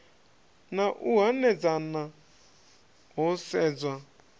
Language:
Venda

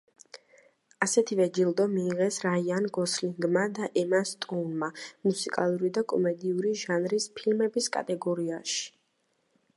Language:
Georgian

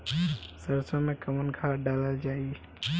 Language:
Bhojpuri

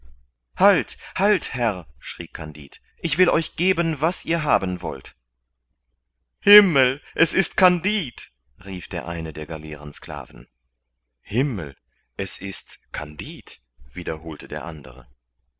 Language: German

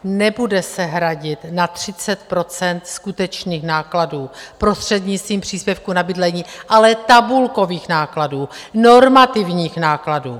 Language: Czech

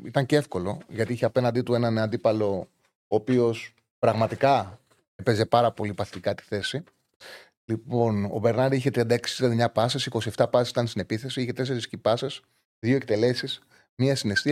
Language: Greek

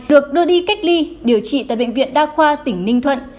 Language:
Vietnamese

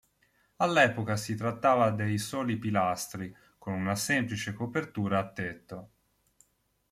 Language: Italian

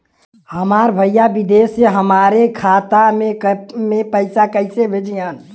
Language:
Bhojpuri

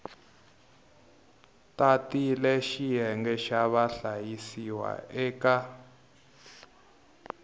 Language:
Tsonga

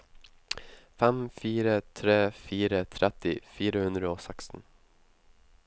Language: Norwegian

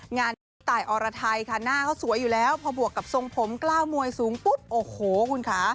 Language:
Thai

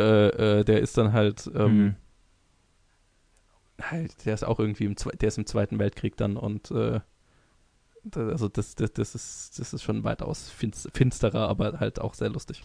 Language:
German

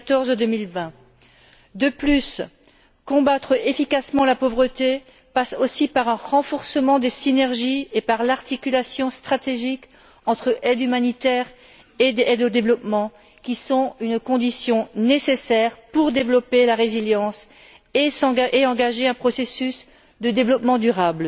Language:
French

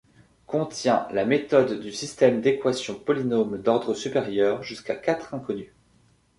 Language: French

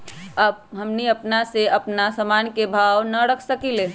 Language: Magahi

